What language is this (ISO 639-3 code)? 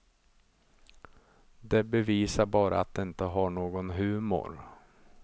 swe